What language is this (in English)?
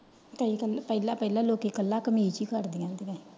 Punjabi